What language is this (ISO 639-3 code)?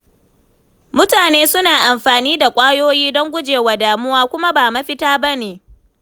hau